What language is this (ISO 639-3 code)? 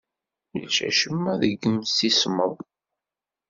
kab